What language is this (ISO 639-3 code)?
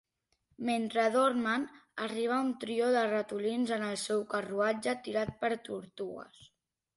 cat